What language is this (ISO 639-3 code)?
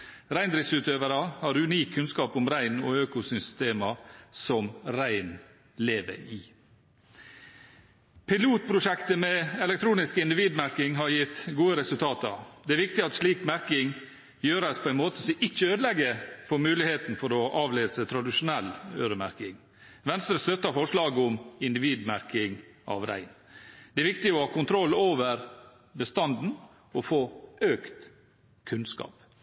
nob